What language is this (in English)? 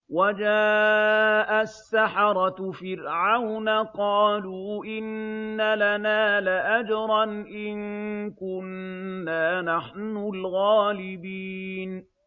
Arabic